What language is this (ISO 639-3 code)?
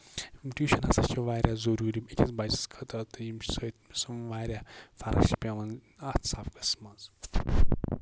kas